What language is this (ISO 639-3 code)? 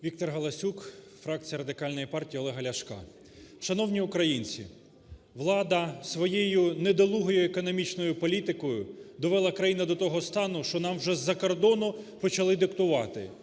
ukr